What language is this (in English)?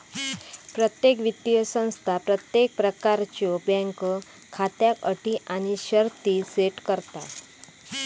Marathi